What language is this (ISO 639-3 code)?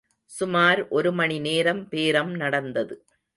tam